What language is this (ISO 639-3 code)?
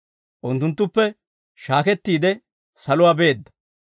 dwr